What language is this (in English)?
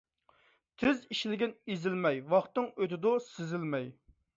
Uyghur